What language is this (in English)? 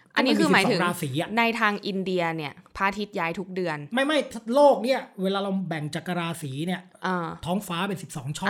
Thai